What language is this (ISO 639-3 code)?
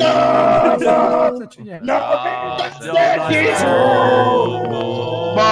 pol